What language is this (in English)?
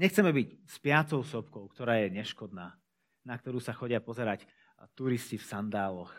Slovak